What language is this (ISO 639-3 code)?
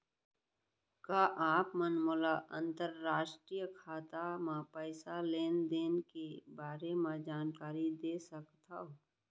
hne